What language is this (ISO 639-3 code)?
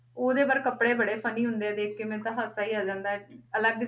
pan